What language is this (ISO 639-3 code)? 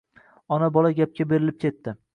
uzb